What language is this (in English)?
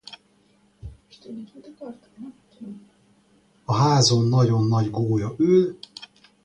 Hungarian